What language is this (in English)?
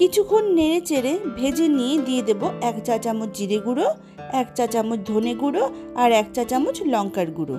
Russian